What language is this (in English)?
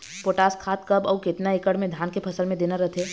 Chhattisgarhi